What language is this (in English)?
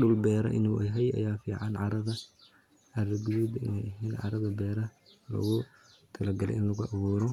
Somali